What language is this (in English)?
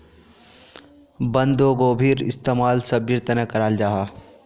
Magahi